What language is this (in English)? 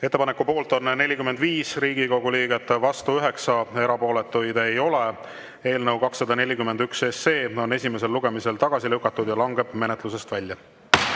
Estonian